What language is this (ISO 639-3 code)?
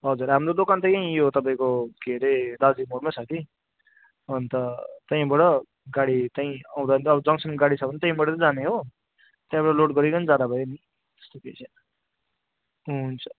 nep